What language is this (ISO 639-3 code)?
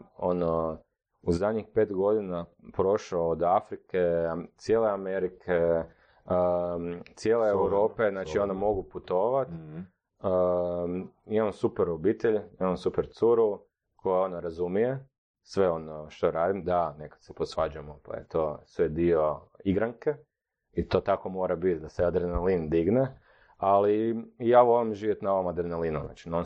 hrv